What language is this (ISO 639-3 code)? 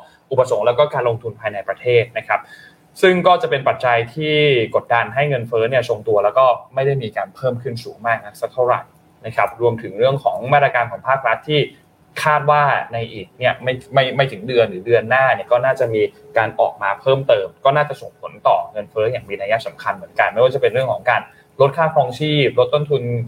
tha